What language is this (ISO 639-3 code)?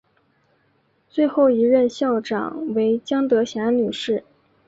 zho